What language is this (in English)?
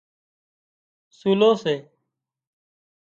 Wadiyara Koli